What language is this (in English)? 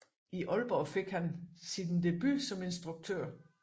Danish